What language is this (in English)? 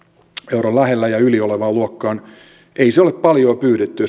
Finnish